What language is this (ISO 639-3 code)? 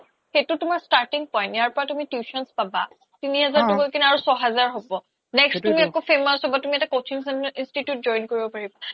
asm